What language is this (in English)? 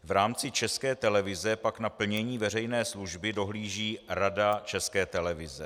Czech